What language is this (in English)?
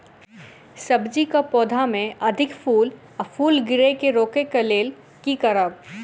Maithili